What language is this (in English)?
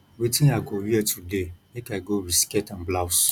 Nigerian Pidgin